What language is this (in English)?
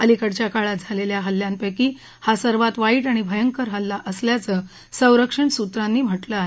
Marathi